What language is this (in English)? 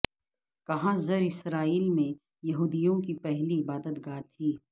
Urdu